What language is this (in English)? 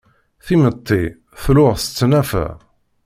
Kabyle